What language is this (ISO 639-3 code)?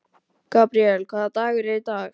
isl